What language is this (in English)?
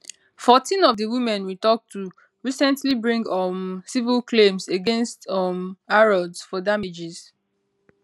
Nigerian Pidgin